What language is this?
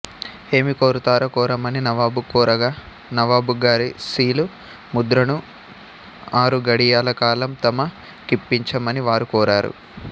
Telugu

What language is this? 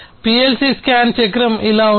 Telugu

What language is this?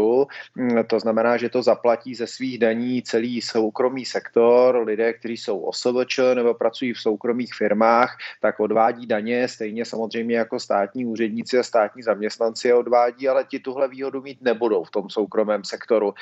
Czech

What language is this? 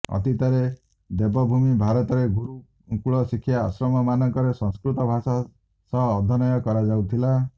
Odia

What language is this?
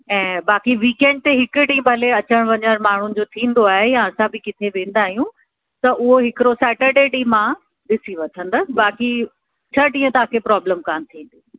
Sindhi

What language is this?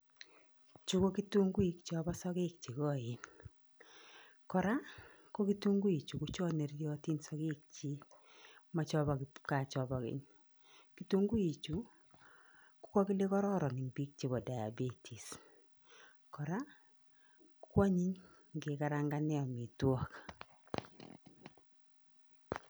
Kalenjin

